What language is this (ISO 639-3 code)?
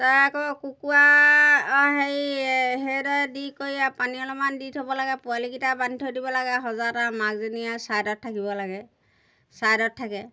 asm